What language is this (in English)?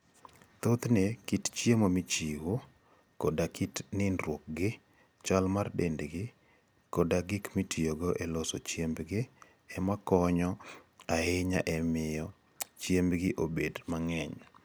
Luo (Kenya and Tanzania)